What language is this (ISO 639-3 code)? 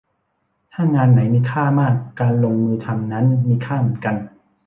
tha